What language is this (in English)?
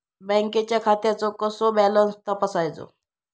Marathi